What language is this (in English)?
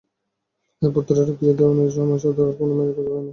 Bangla